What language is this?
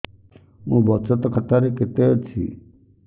Odia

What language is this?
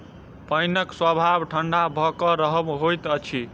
Maithili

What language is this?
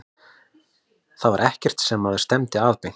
Icelandic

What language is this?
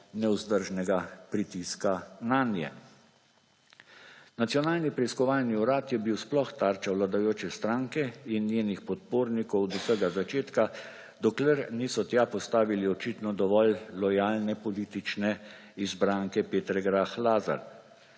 Slovenian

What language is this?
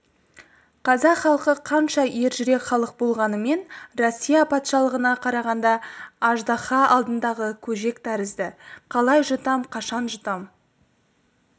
Kazakh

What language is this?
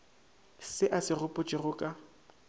Northern Sotho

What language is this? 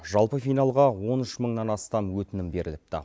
Kazakh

